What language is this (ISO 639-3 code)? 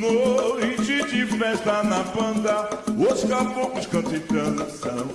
por